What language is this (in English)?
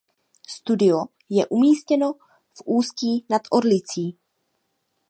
Czech